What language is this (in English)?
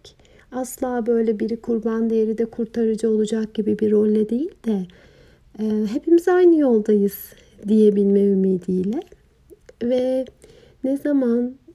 Turkish